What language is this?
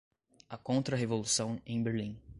Portuguese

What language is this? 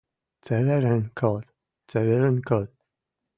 Western Mari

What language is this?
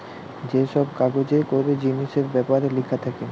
Bangla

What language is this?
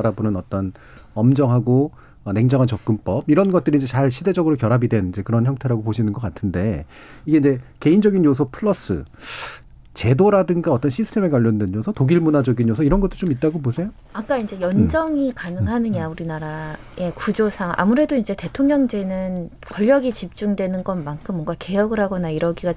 Korean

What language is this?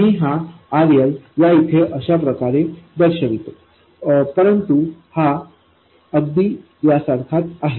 Marathi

